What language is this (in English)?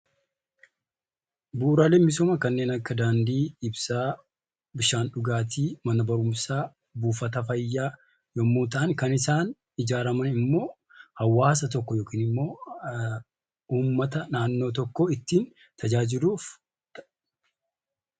Oromo